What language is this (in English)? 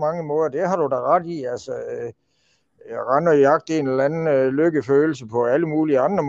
Danish